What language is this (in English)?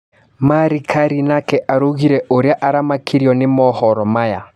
Kikuyu